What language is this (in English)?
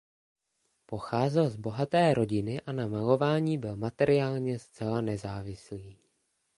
Czech